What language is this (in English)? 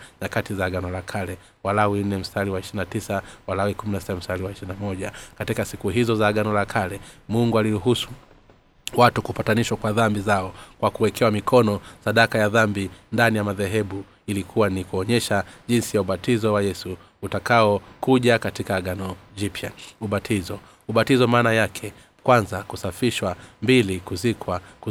Swahili